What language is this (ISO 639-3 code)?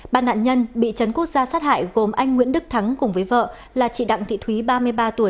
vie